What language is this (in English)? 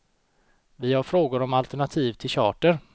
Swedish